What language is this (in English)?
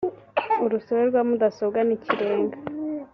Kinyarwanda